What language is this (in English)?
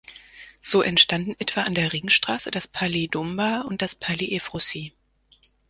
German